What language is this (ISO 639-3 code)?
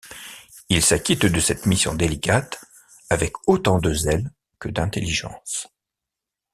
fra